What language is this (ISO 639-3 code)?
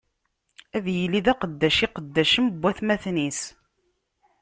kab